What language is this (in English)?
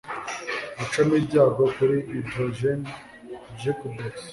Kinyarwanda